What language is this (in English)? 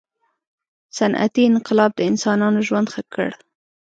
Pashto